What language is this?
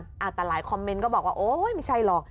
Thai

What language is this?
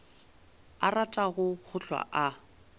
Northern Sotho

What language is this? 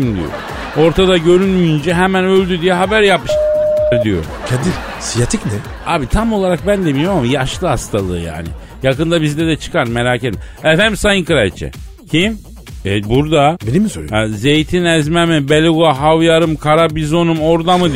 Turkish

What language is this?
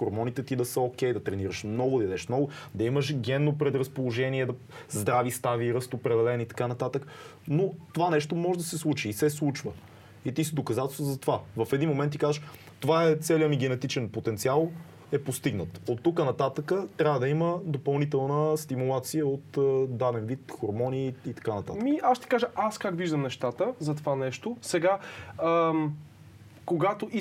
Bulgarian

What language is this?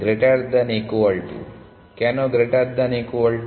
Bangla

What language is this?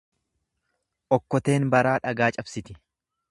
Oromo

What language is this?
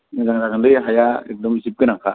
Bodo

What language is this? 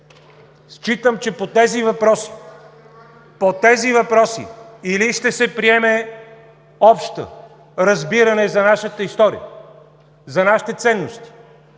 Bulgarian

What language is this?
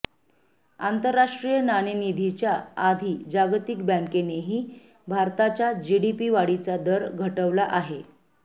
Marathi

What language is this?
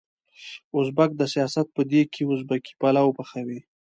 Pashto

